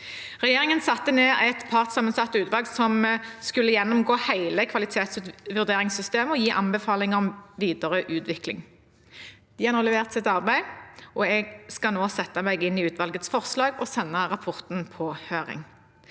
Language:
Norwegian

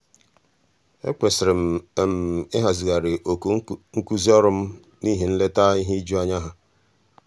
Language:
Igbo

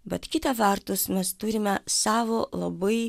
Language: Lithuanian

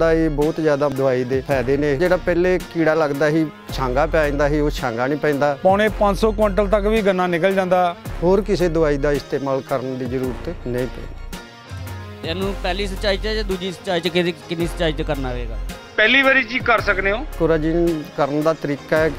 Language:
Hindi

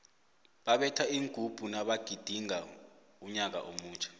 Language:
South Ndebele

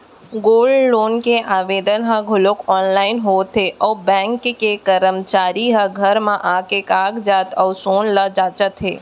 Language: Chhattisgarhi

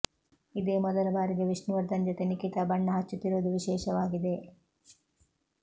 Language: Kannada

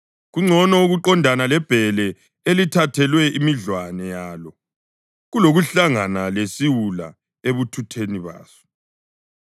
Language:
North Ndebele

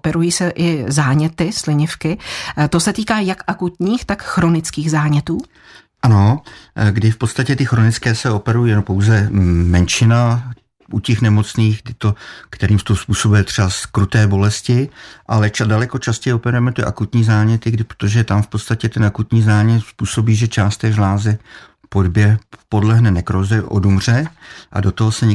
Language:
Czech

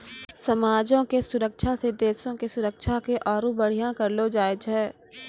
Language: Maithili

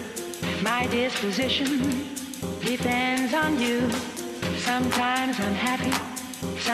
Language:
Greek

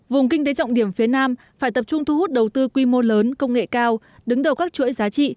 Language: Vietnamese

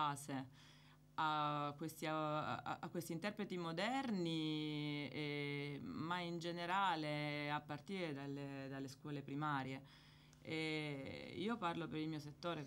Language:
Italian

